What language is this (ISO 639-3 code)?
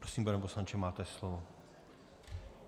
ces